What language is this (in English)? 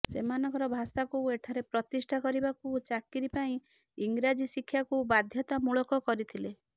Odia